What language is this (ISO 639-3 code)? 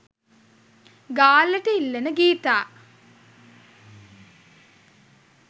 sin